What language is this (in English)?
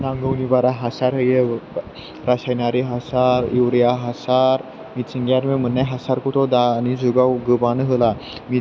Bodo